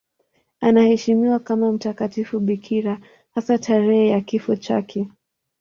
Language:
Swahili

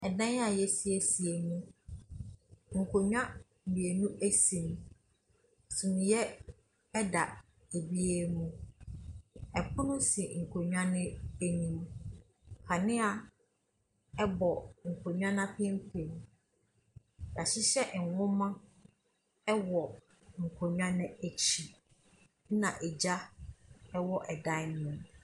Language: Akan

